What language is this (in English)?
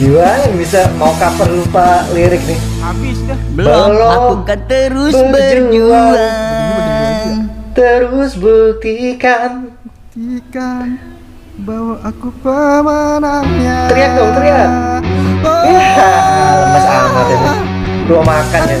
Indonesian